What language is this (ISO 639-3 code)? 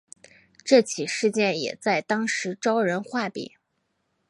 zho